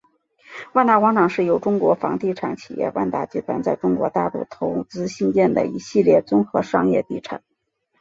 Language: Chinese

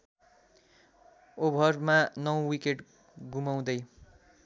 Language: Nepali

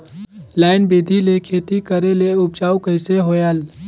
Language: Chhattisgarhi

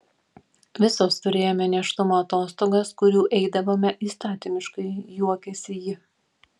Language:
Lithuanian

